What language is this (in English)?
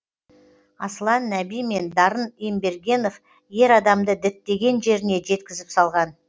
Kazakh